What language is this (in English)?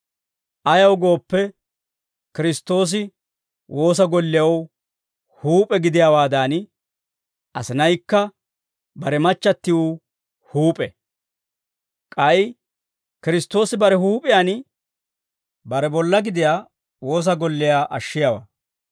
Dawro